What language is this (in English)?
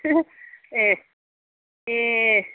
Bodo